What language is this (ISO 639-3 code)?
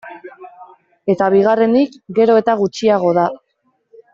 eus